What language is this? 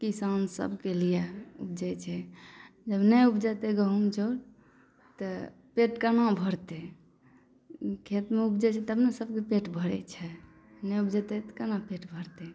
Maithili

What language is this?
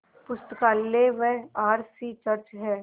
Hindi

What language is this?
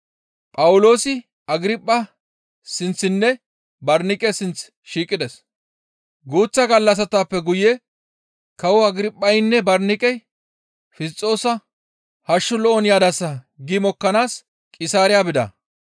Gamo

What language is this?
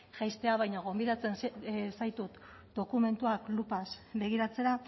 Basque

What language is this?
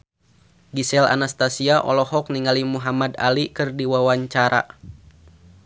Sundanese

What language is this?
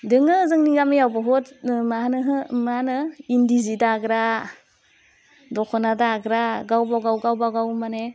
Bodo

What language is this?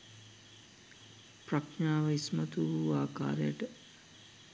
Sinhala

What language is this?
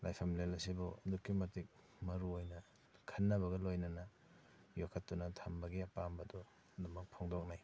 Manipuri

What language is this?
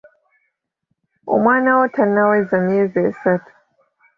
Ganda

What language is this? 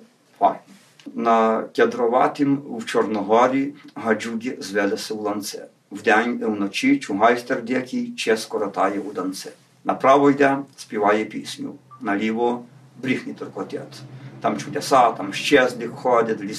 Ukrainian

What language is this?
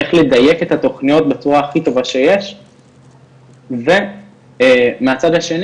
Hebrew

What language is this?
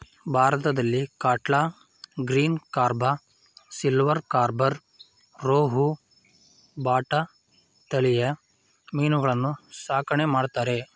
Kannada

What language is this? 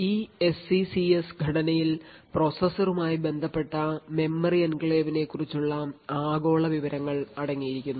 Malayalam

